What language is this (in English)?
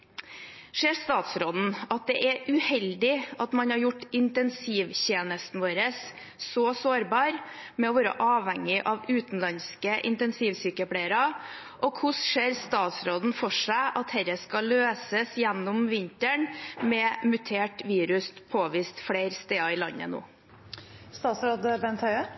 Norwegian Bokmål